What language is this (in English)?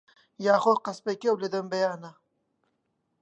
Central Kurdish